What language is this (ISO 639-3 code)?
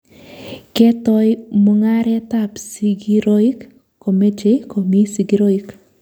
kln